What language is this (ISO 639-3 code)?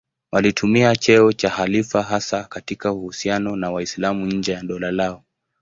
swa